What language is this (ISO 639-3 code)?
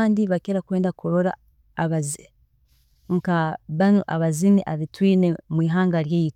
ttj